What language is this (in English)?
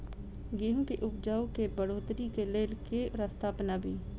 Maithili